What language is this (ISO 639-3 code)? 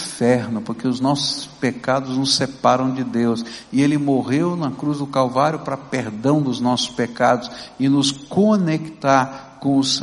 por